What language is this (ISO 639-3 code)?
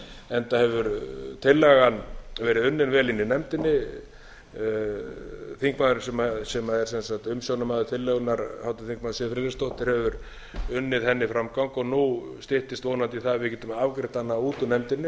isl